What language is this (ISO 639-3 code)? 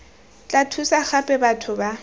tsn